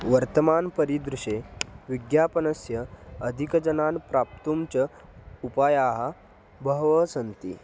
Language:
Sanskrit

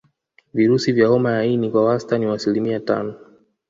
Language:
Swahili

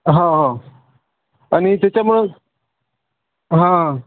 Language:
Marathi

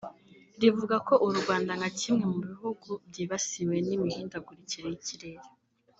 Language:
Kinyarwanda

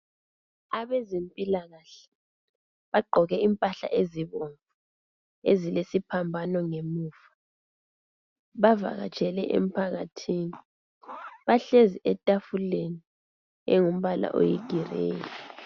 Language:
North Ndebele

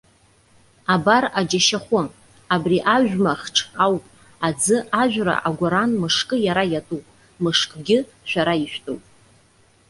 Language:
Abkhazian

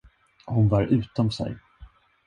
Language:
Swedish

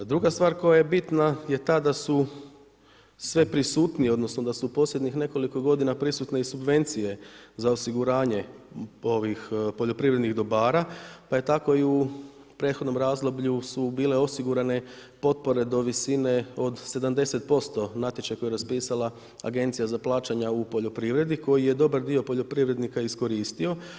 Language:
Croatian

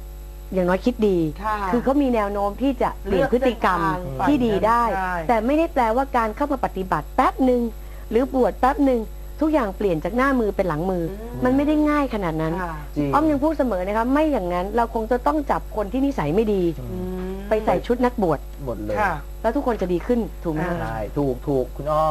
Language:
Thai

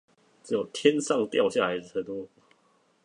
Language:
Chinese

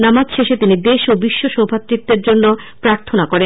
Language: Bangla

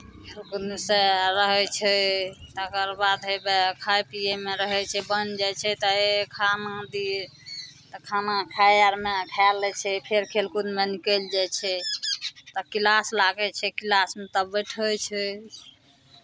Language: Maithili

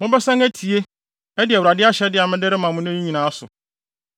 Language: Akan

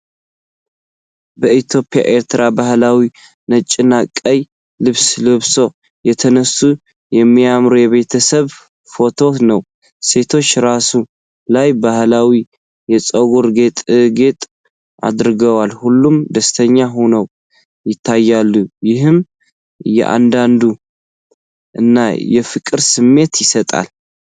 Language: Tigrinya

